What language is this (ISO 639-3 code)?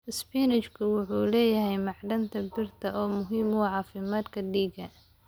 som